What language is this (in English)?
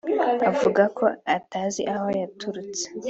Kinyarwanda